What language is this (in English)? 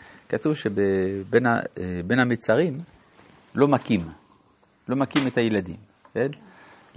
Hebrew